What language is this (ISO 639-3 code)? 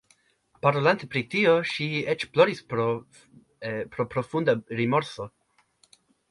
epo